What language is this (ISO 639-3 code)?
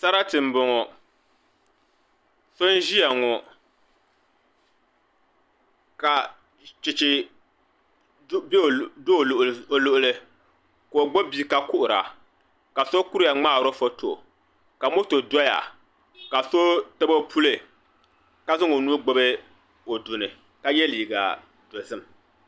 dag